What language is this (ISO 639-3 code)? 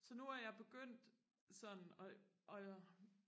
dan